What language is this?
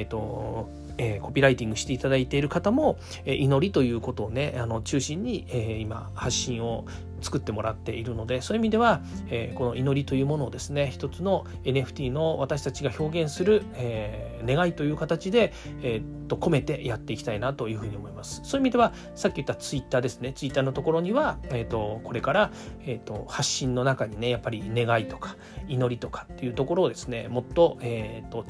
Japanese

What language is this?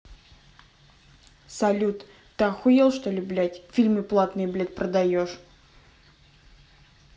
Russian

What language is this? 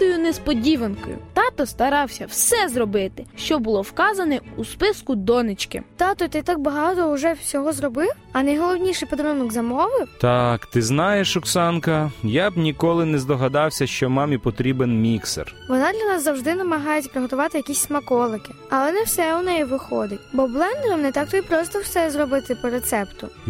Ukrainian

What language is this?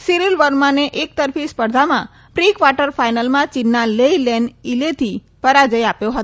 Gujarati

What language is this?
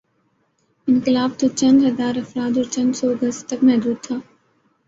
Urdu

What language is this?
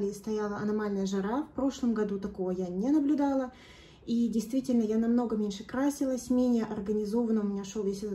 Russian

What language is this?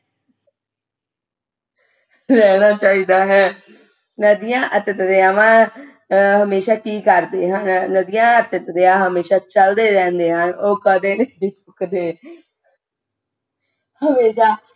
Punjabi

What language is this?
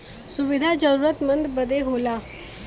Bhojpuri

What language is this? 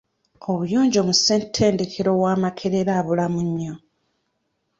Ganda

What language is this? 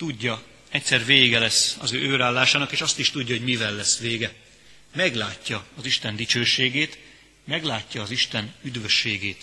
Hungarian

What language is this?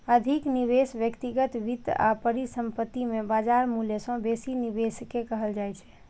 Maithili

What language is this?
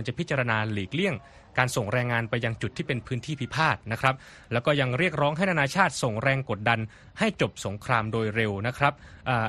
Thai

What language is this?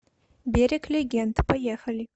Russian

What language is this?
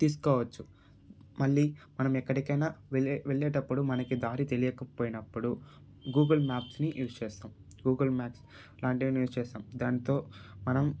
Telugu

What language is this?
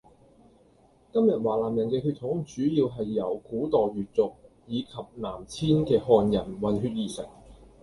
Cantonese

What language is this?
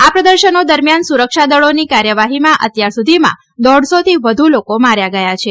Gujarati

